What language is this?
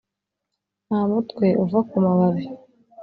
Kinyarwanda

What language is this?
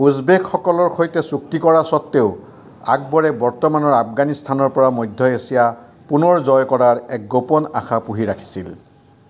Assamese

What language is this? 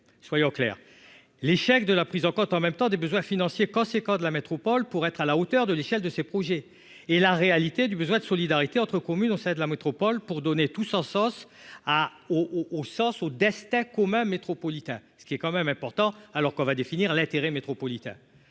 French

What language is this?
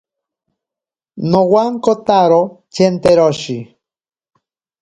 Ashéninka Perené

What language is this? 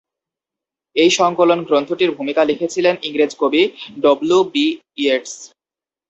Bangla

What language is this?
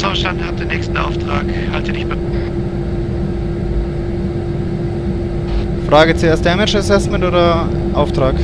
German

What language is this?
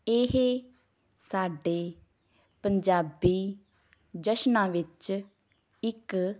Punjabi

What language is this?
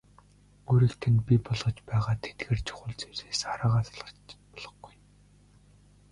Mongolian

